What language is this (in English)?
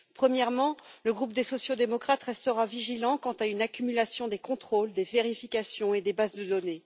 French